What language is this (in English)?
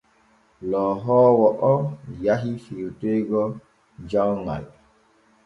Borgu Fulfulde